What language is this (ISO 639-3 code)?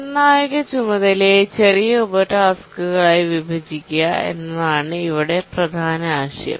mal